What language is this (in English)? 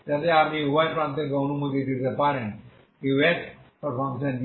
Bangla